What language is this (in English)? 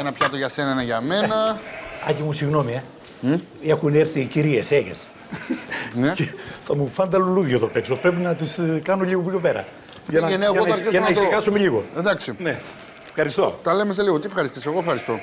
Greek